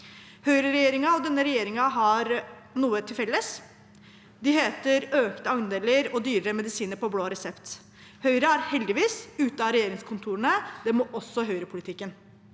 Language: Norwegian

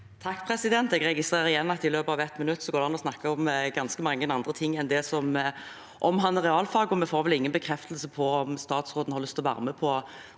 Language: Norwegian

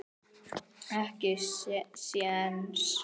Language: Icelandic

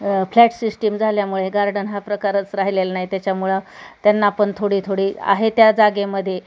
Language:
Marathi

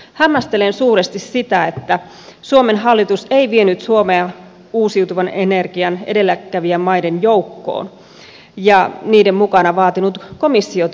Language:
Finnish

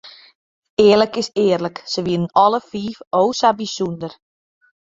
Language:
Western Frisian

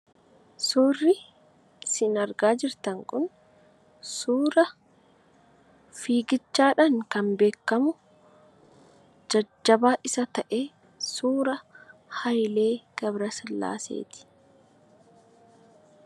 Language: Oromo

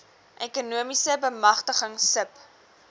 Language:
Afrikaans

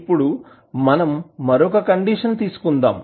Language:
Telugu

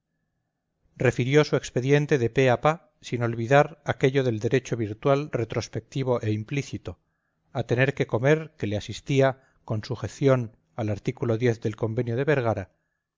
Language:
Spanish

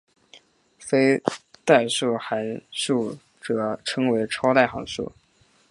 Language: Chinese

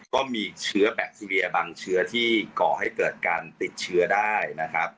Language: Thai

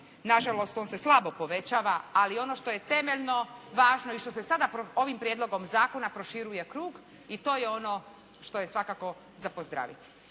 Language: Croatian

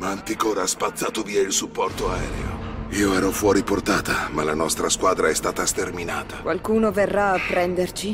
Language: Italian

